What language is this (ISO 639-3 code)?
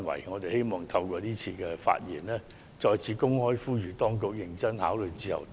yue